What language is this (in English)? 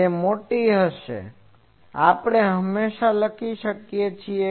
Gujarati